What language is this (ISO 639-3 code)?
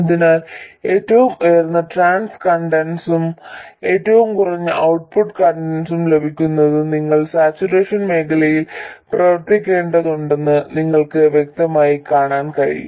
mal